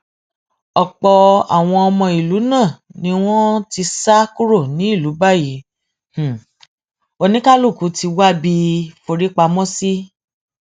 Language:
Yoruba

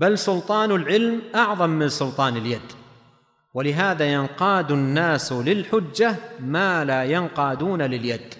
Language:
Arabic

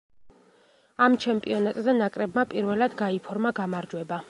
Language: Georgian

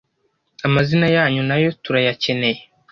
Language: Kinyarwanda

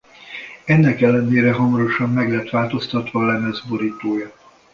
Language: Hungarian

